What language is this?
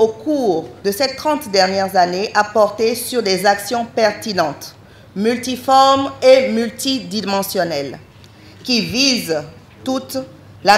French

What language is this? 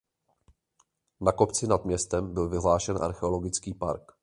Czech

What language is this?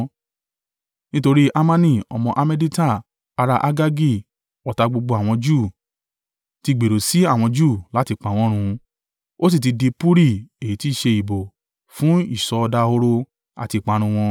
Yoruba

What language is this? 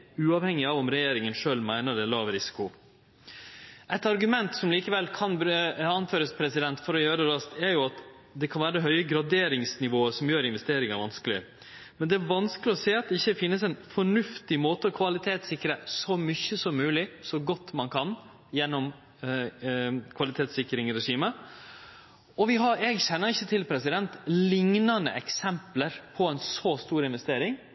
Norwegian Nynorsk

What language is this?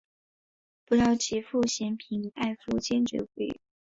Chinese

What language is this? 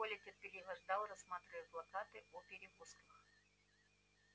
Russian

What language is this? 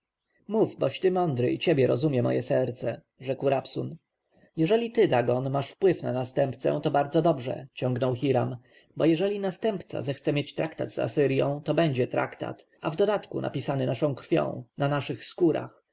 Polish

